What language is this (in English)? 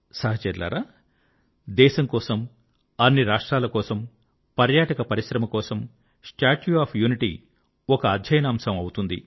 Telugu